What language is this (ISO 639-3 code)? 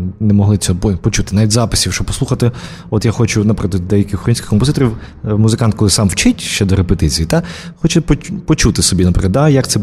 ukr